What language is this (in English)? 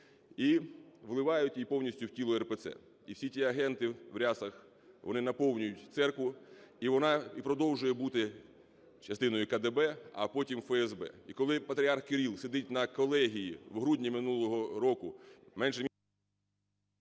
Ukrainian